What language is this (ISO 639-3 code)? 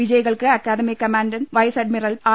mal